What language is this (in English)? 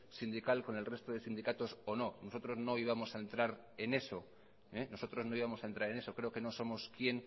Spanish